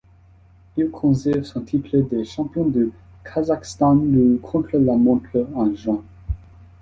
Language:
French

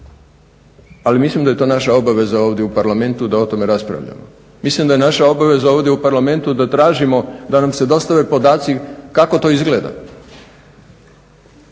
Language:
Croatian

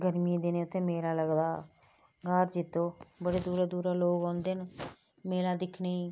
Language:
Dogri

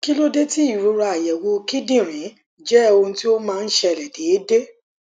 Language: Yoruba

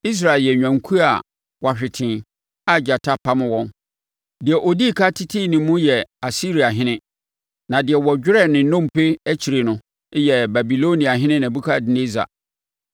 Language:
Akan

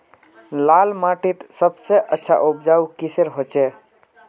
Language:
Magahi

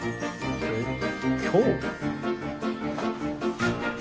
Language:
Japanese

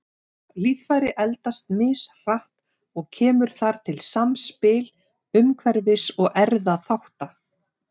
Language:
Icelandic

